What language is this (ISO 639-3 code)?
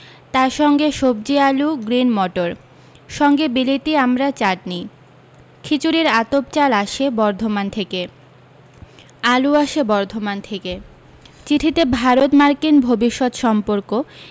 ben